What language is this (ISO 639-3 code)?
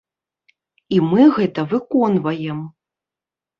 bel